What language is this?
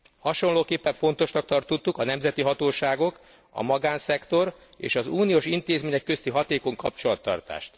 Hungarian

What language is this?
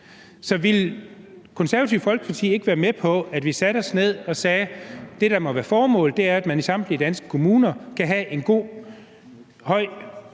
Danish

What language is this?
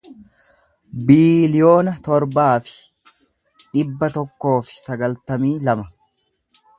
Oromo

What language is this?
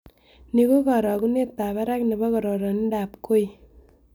Kalenjin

